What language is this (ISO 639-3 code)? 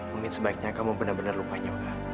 ind